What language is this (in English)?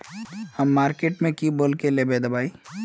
Magahi